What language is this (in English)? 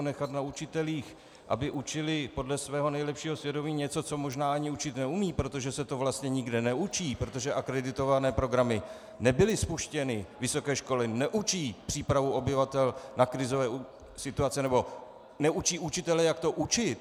Czech